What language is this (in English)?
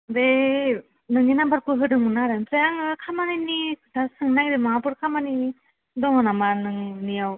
Bodo